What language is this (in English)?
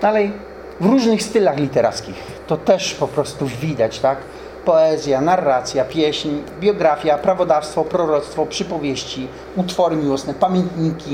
Polish